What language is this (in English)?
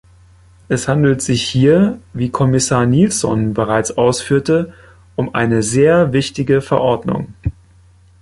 German